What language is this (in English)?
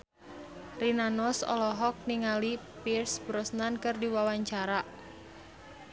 Sundanese